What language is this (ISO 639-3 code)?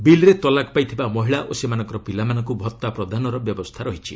ori